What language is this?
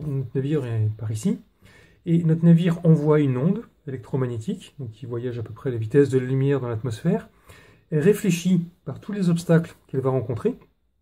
French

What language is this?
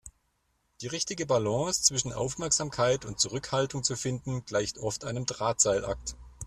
German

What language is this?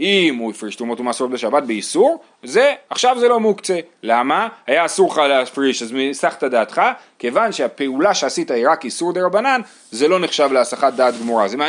Hebrew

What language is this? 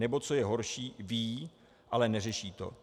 Czech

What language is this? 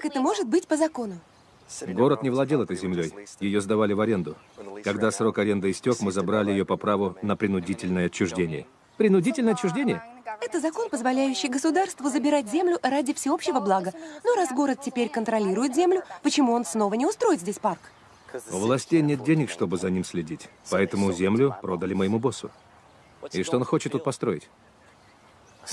Russian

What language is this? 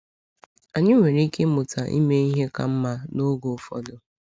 Igbo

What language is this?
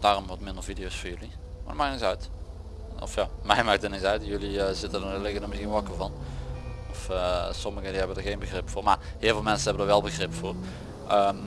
Dutch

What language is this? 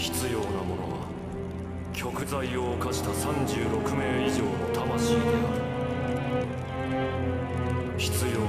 Japanese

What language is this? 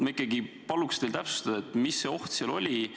Estonian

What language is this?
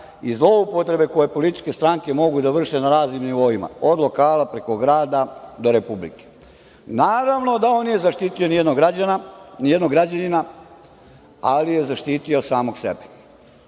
Serbian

